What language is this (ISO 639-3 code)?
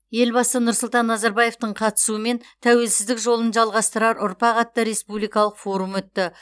kaz